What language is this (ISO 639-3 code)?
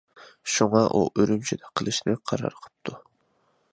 uig